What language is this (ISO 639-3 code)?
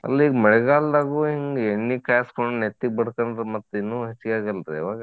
kan